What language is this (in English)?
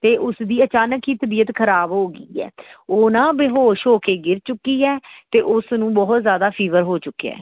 Punjabi